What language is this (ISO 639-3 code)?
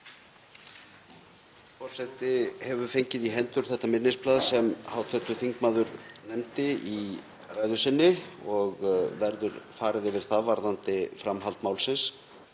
isl